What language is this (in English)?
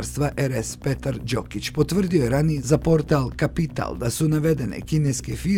Croatian